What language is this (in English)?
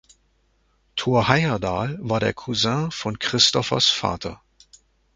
German